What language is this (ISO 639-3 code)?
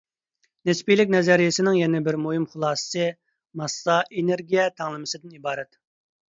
uig